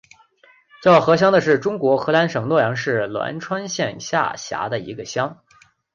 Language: Chinese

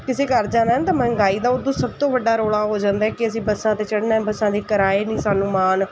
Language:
Punjabi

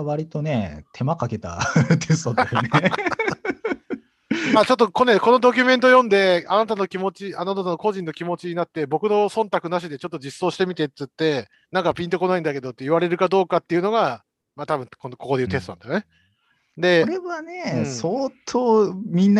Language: Japanese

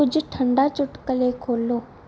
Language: Punjabi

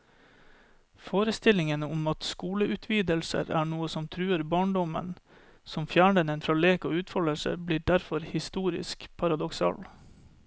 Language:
Norwegian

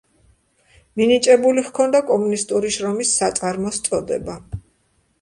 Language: Georgian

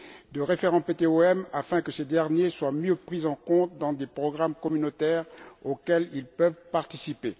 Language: French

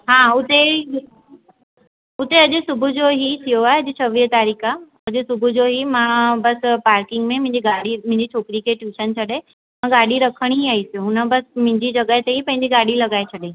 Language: Sindhi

